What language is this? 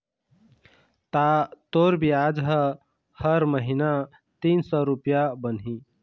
Chhattisgarhi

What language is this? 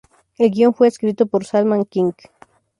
Spanish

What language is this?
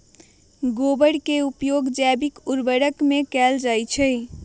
Magahi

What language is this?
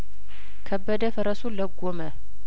Amharic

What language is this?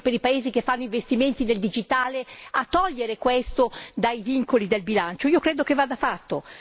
Italian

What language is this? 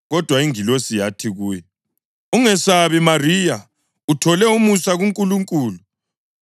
North Ndebele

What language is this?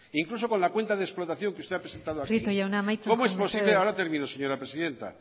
Spanish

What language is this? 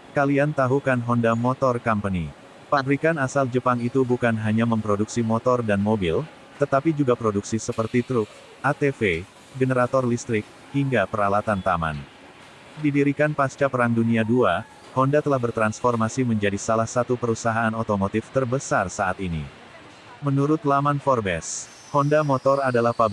Indonesian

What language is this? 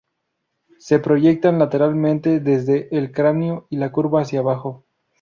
Spanish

